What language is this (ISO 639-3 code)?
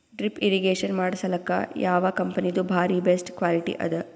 kan